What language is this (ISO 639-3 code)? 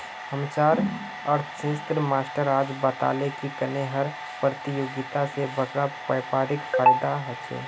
mag